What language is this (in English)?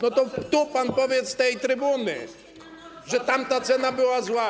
Polish